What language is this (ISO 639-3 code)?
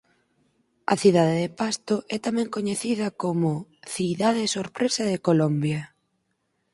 glg